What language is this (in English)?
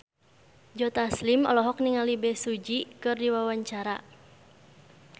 Sundanese